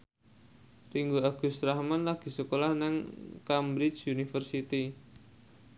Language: Javanese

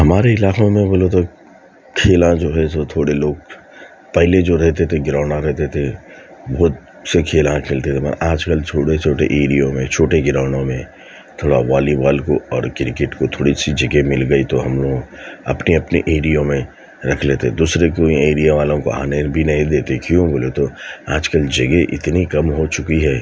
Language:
Urdu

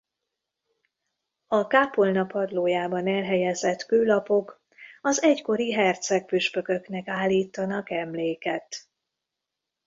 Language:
Hungarian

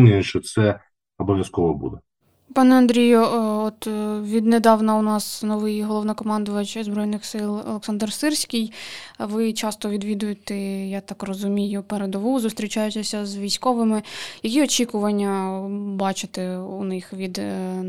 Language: Ukrainian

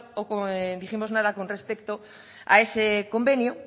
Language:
Spanish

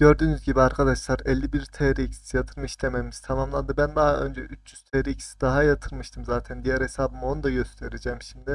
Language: Turkish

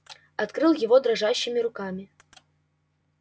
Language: Russian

